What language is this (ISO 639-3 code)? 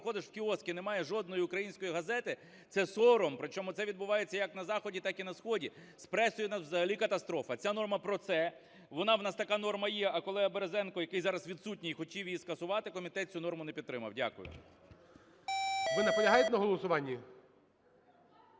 ukr